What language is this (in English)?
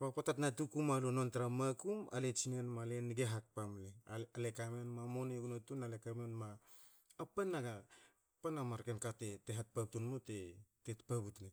Hakö